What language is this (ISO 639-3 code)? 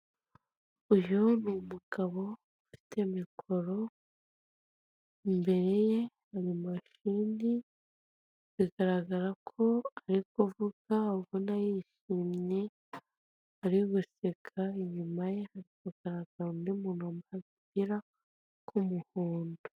kin